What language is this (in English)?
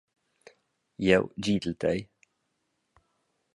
Romansh